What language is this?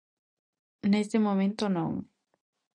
Galician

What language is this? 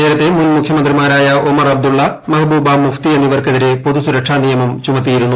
Malayalam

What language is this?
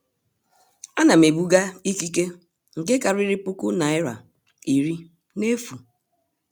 Igbo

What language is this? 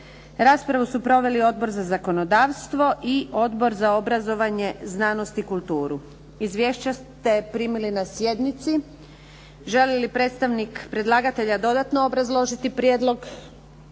Croatian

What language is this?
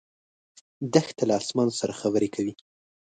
Pashto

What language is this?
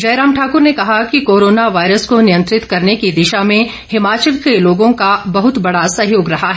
Hindi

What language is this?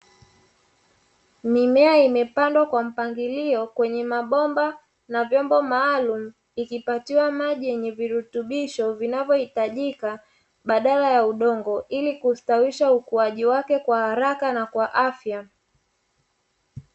Swahili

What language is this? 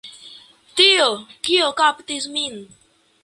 Esperanto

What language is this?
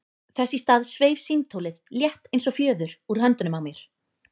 Icelandic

